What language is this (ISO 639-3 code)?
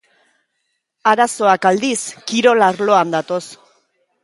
eus